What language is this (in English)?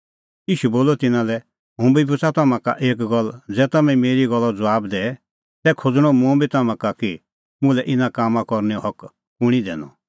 Kullu Pahari